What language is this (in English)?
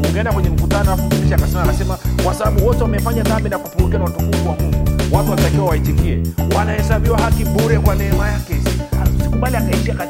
Swahili